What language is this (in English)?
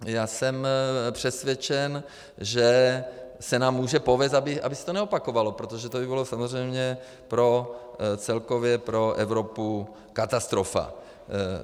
Czech